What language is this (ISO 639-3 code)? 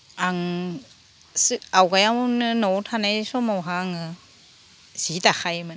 brx